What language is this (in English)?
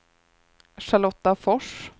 Swedish